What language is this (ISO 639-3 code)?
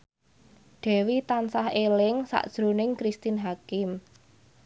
jav